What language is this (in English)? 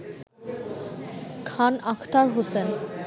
Bangla